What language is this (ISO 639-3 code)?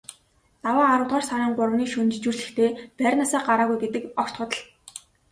mon